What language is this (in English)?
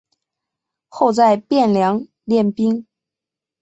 Chinese